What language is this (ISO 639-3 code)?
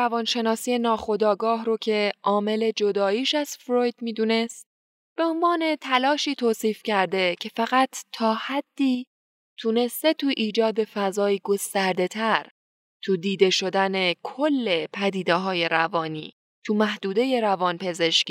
fas